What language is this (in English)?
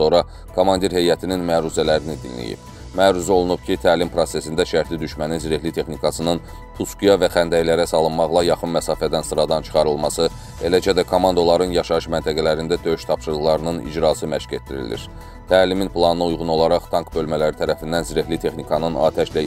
Turkish